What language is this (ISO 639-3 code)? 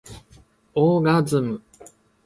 jpn